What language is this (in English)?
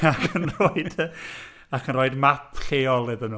Welsh